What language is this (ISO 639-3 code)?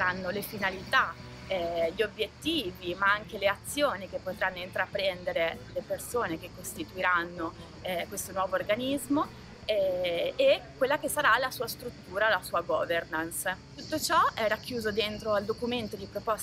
ita